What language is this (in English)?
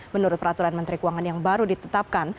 Indonesian